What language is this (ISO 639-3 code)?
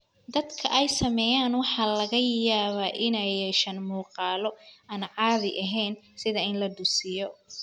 som